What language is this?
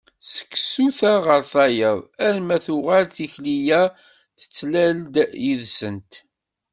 Kabyle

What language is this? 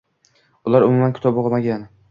Uzbek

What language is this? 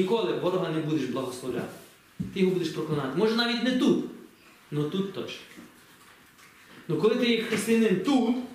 Ukrainian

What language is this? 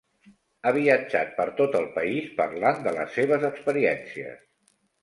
Catalan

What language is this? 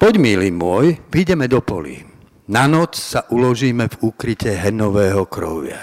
Slovak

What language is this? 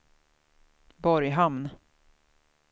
Swedish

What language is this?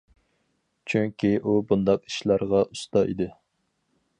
Uyghur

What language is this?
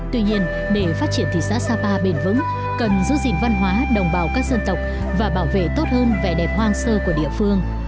Vietnamese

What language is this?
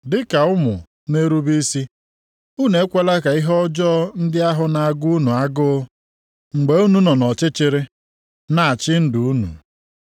Igbo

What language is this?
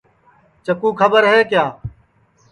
Sansi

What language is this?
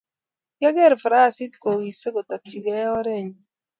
Kalenjin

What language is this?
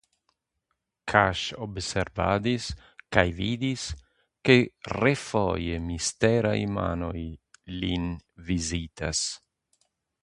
Esperanto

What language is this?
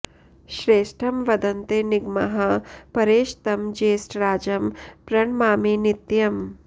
Sanskrit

